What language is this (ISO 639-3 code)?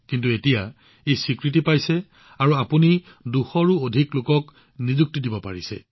asm